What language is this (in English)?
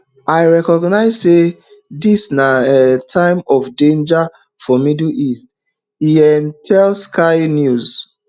Nigerian Pidgin